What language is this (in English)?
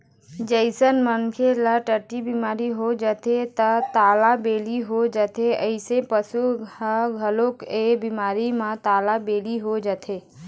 Chhattisgarhi